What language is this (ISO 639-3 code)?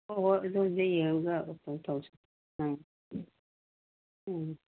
mni